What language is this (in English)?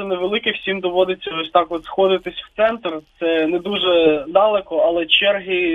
Ukrainian